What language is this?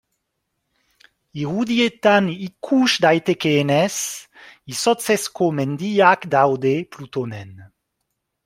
Basque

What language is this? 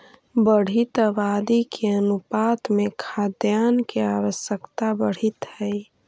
Magahi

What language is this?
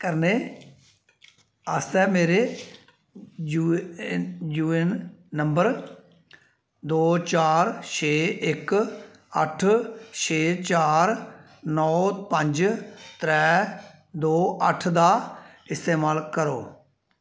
Dogri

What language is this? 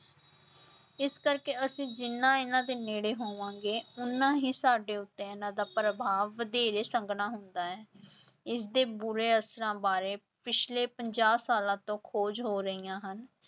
Punjabi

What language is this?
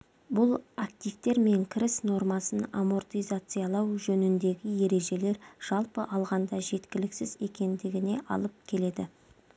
Kazakh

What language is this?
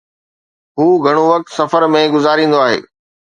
Sindhi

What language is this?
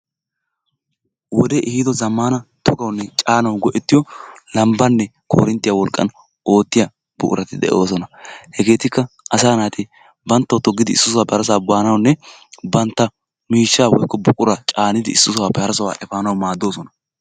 Wolaytta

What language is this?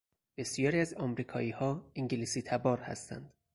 Persian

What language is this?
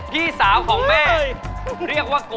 Thai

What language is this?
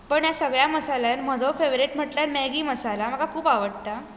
Konkani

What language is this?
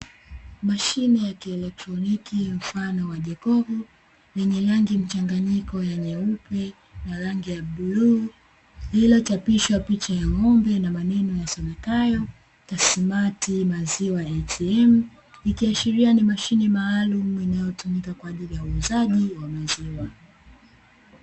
Swahili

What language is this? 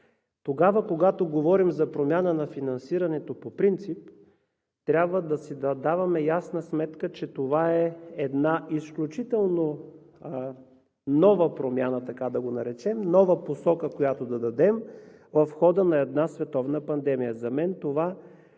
Bulgarian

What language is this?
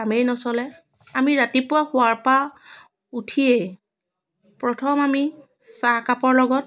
Assamese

